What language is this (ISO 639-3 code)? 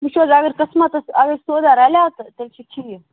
kas